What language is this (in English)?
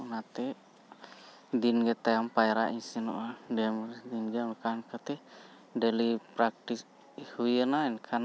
Santali